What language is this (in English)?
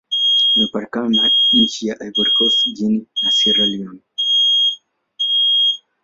Swahili